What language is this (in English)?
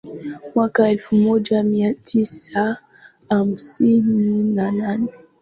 Swahili